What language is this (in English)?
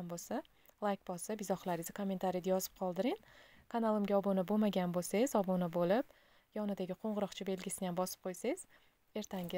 Turkish